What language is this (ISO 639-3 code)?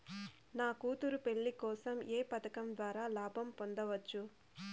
tel